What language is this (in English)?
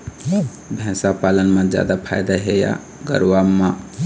Chhattisgarhi